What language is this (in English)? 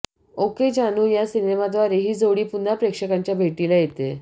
Marathi